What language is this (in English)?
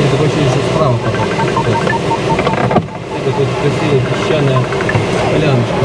Russian